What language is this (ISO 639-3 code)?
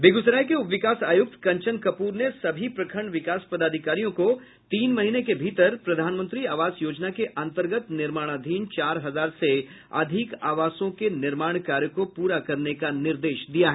hin